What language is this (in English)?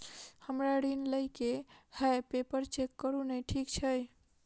Maithili